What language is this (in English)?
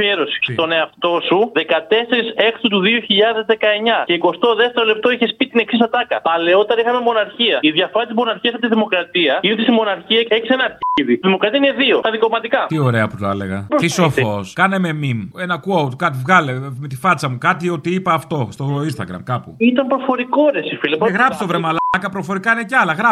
Greek